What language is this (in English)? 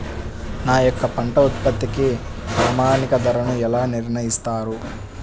Telugu